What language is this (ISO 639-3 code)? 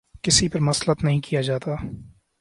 urd